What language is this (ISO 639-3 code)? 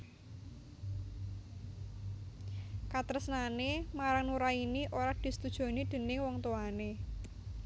jav